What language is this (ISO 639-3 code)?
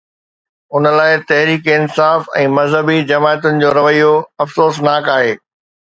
snd